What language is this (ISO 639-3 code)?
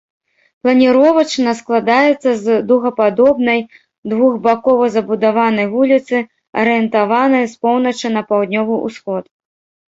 bel